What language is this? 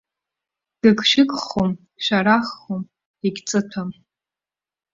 Abkhazian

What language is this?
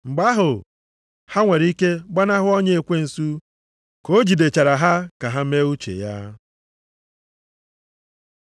Igbo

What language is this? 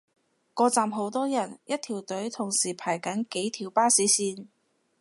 Cantonese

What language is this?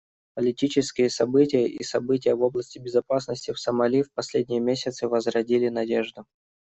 Russian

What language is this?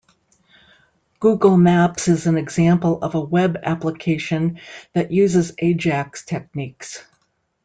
English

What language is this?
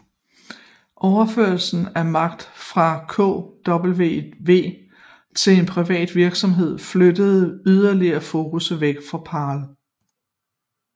Danish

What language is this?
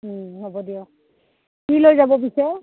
Assamese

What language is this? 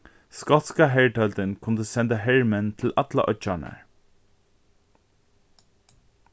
Faroese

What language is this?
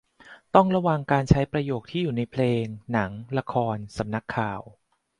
Thai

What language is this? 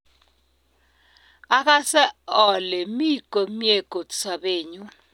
Kalenjin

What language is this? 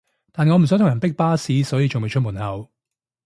Cantonese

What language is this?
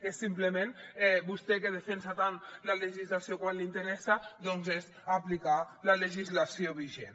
Catalan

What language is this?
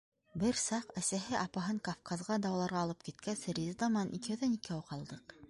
Bashkir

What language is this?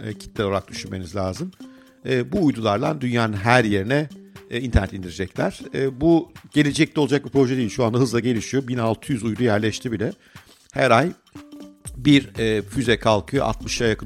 Turkish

